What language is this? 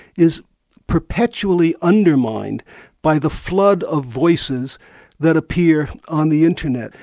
English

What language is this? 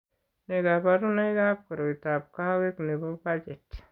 Kalenjin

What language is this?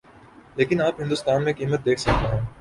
Urdu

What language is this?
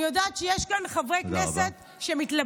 Hebrew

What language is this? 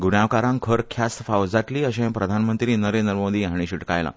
Konkani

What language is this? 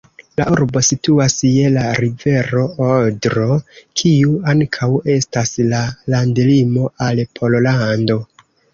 Esperanto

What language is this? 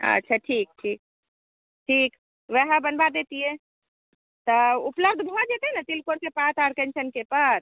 Maithili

